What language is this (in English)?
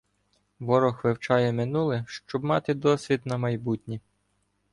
Ukrainian